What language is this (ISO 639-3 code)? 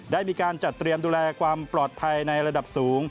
tha